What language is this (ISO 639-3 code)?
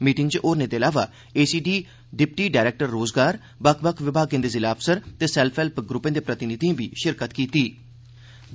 doi